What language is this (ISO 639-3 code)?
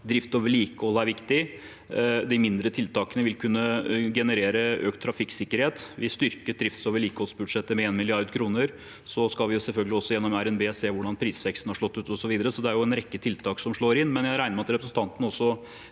nor